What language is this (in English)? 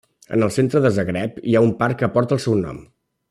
Catalan